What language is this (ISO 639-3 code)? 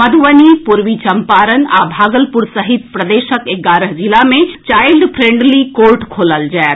mai